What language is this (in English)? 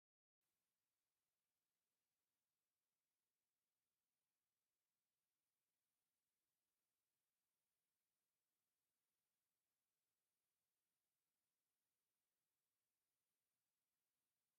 Tigrinya